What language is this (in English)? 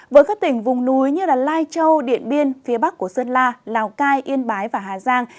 Vietnamese